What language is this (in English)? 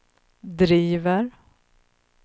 Swedish